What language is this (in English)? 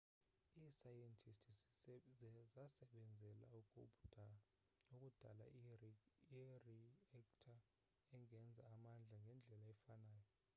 Xhosa